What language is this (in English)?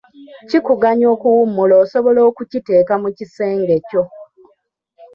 Ganda